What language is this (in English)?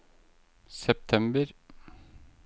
Norwegian